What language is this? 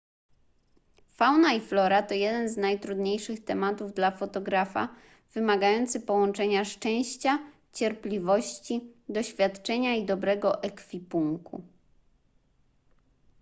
Polish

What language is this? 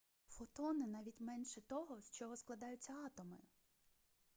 Ukrainian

